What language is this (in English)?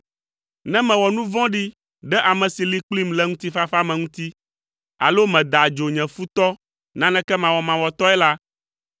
Ewe